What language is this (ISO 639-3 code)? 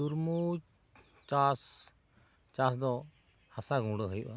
sat